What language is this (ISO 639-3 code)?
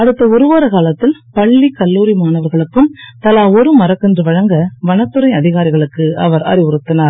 tam